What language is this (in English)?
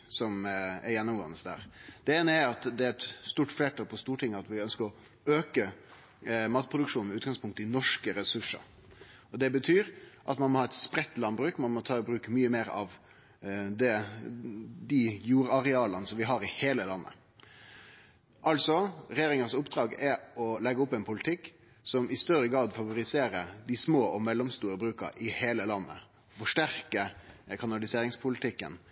Norwegian Nynorsk